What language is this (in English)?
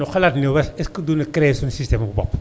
Wolof